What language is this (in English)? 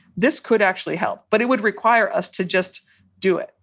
English